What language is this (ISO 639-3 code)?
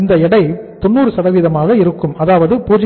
tam